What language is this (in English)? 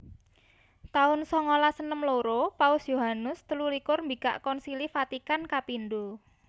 Javanese